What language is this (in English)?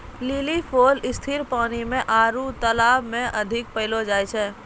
Maithili